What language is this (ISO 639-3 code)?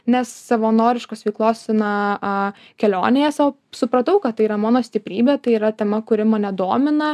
lit